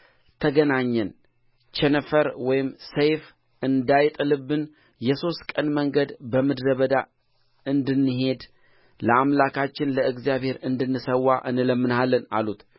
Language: Amharic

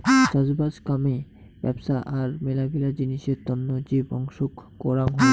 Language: Bangla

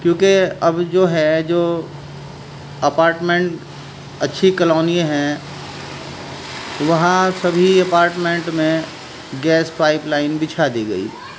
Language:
Urdu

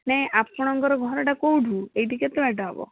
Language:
Odia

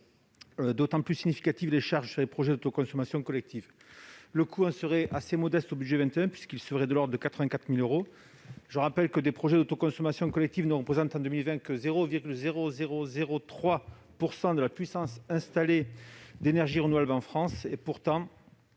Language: French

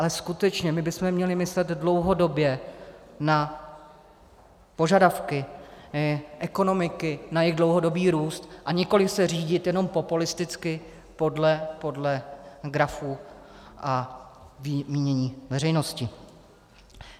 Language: Czech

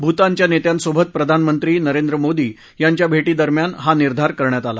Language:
Marathi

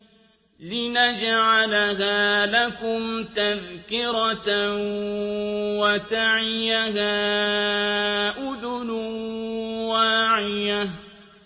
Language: Arabic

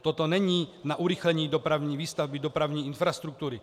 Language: Czech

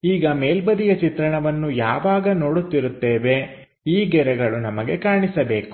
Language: Kannada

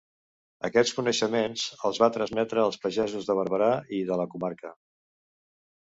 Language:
Catalan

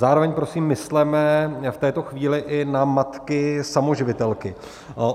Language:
Czech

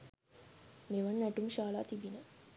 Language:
Sinhala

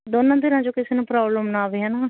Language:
Punjabi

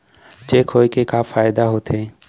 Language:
Chhattisgarhi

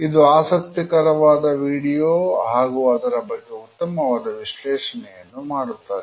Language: Kannada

